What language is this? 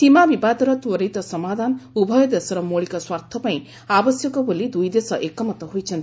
Odia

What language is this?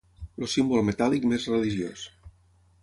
Catalan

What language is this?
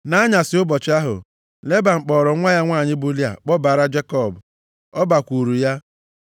Igbo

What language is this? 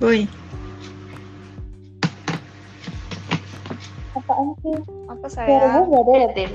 Indonesian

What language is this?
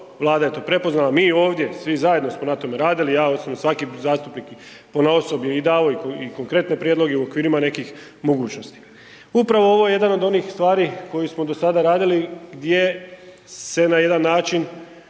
Croatian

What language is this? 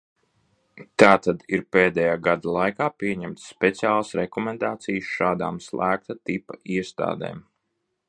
Latvian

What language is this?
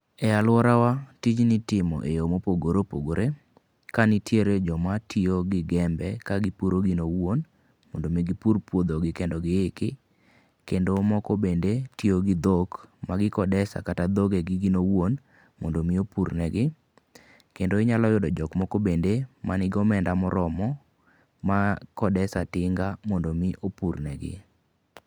Luo (Kenya and Tanzania)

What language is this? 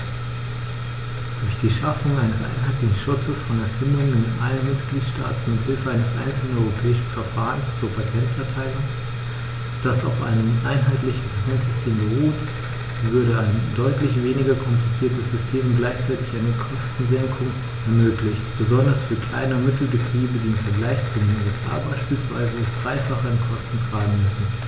German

